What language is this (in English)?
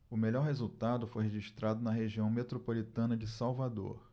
Portuguese